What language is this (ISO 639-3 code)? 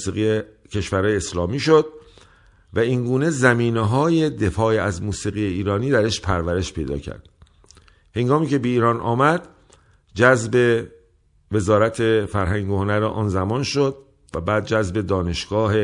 fas